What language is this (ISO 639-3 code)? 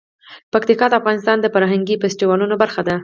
pus